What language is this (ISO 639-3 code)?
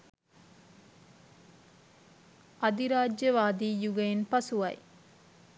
sin